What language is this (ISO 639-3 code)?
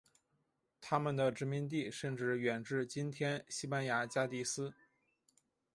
zho